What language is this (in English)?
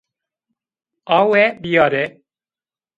Zaza